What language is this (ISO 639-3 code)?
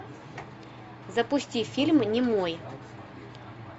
rus